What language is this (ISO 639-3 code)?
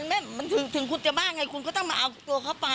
tha